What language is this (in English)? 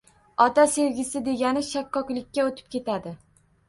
Uzbek